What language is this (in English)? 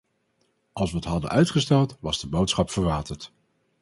Dutch